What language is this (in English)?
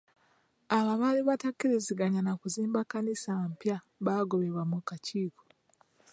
Ganda